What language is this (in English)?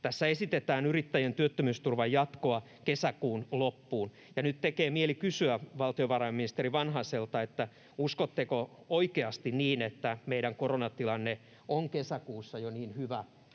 Finnish